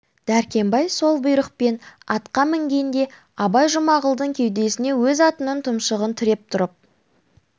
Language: Kazakh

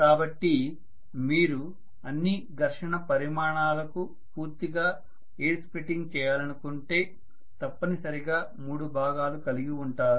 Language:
Telugu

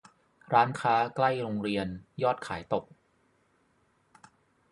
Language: Thai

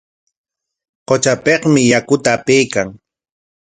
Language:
Corongo Ancash Quechua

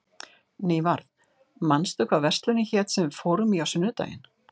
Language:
Icelandic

